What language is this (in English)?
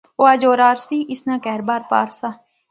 Pahari-Potwari